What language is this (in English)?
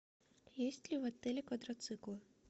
Russian